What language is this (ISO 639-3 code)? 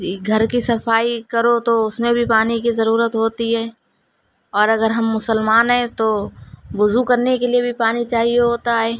urd